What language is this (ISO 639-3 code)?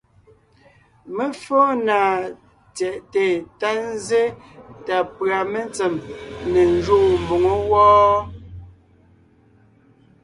nnh